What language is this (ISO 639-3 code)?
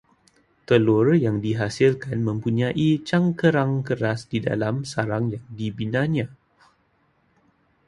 msa